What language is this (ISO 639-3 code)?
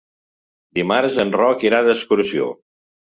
cat